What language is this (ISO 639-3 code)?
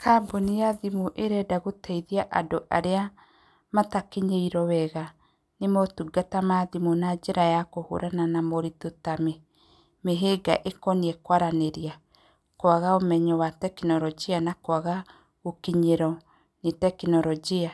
kik